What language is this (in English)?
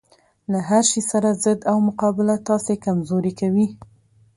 Pashto